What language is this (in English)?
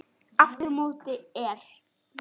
Icelandic